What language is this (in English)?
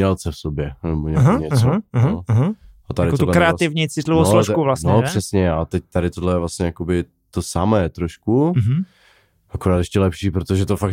Czech